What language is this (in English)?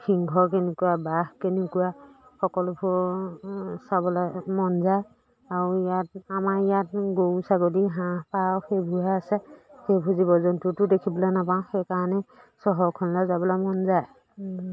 Assamese